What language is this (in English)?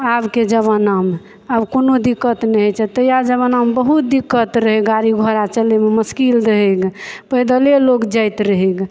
Maithili